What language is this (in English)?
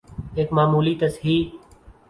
Urdu